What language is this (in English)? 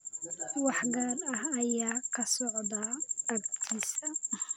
Somali